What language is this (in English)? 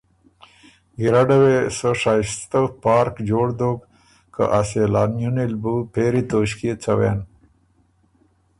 Ormuri